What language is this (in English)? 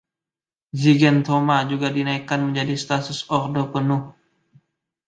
Indonesian